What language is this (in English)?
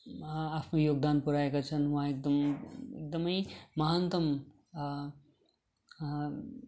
Nepali